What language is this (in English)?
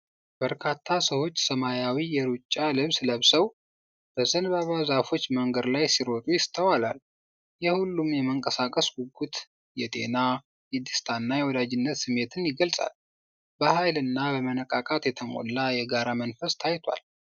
Amharic